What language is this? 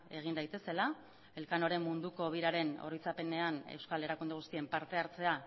Basque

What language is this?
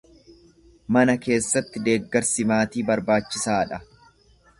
Oromo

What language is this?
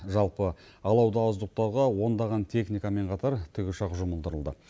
Kazakh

